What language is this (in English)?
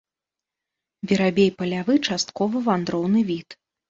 Belarusian